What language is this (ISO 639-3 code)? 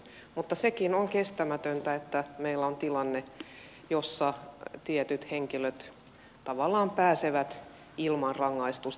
fin